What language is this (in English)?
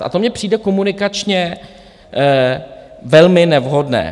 Czech